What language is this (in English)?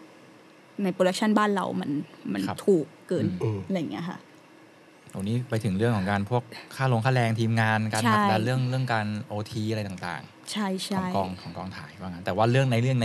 Thai